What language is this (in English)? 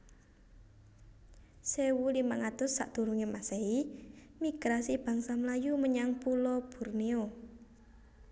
Javanese